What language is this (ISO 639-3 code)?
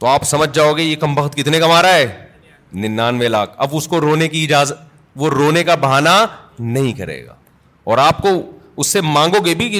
urd